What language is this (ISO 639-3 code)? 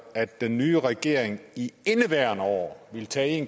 dan